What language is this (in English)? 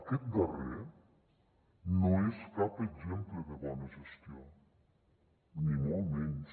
Catalan